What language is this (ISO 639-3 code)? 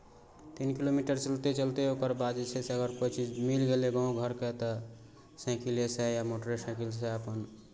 mai